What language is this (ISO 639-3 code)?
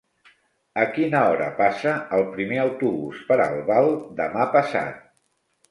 cat